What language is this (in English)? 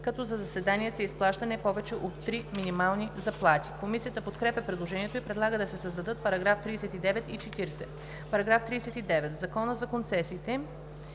Bulgarian